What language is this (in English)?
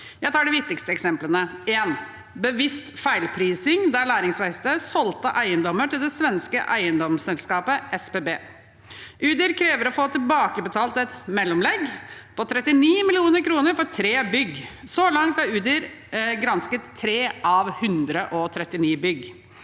Norwegian